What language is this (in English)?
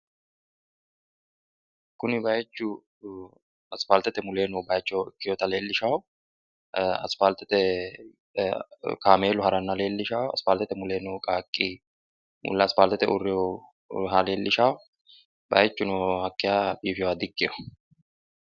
Sidamo